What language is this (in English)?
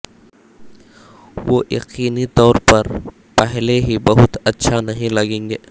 Urdu